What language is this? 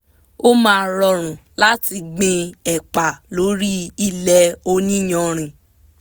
Yoruba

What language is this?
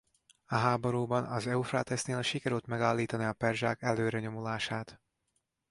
Hungarian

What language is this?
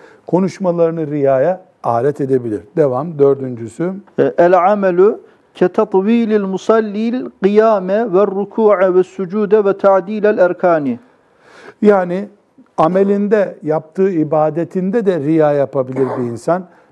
Turkish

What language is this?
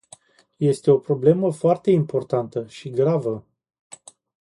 Romanian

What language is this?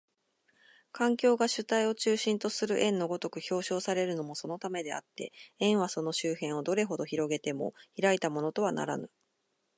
Japanese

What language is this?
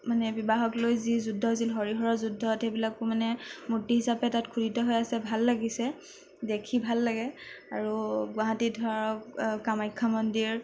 Assamese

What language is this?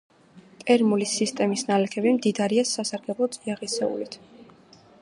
Georgian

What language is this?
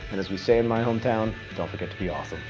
English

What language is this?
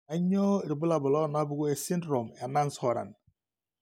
Masai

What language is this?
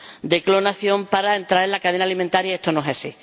Spanish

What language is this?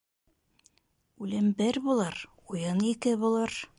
Bashkir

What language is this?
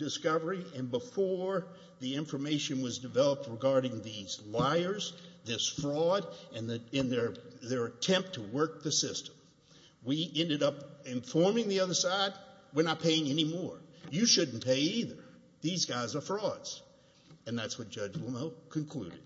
English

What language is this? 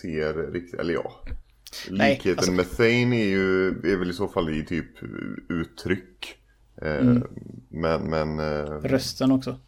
Swedish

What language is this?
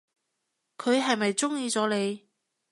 Cantonese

